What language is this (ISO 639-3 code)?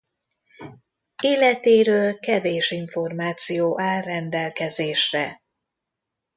hun